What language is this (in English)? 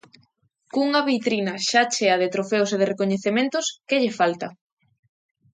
Galician